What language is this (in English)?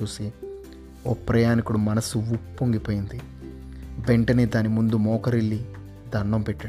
Telugu